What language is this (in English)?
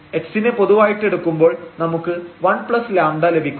Malayalam